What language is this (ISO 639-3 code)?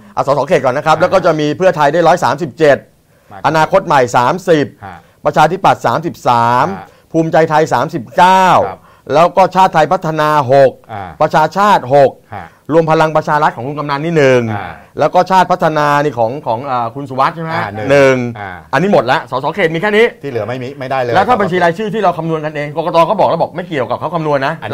tha